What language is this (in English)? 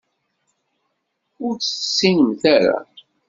Kabyle